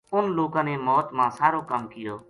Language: Gujari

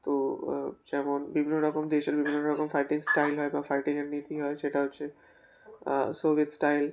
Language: Bangla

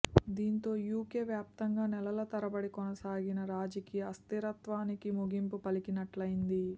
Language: Telugu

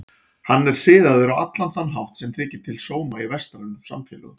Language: Icelandic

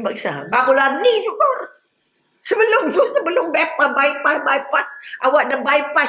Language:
Malay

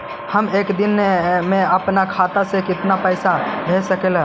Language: Magahi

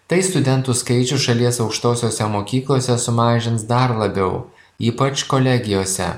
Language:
Lithuanian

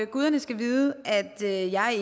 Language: Danish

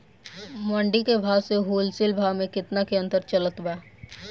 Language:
Bhojpuri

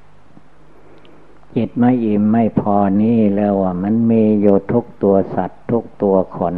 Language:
Thai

